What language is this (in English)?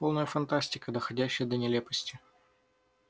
Russian